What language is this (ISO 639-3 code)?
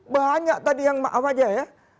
ind